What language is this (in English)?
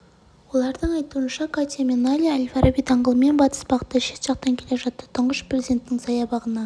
Kazakh